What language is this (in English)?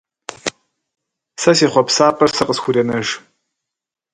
Kabardian